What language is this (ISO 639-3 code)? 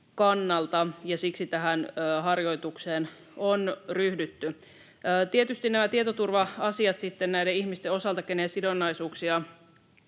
fin